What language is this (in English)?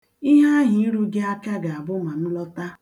Igbo